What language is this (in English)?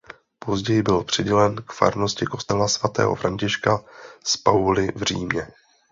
Czech